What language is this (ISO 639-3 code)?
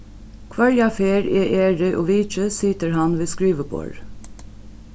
fao